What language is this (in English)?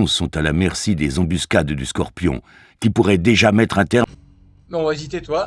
French